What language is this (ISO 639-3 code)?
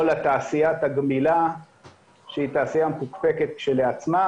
heb